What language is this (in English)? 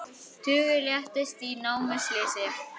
Icelandic